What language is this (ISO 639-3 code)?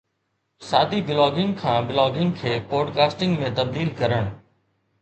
snd